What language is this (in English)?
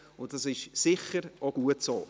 Swiss German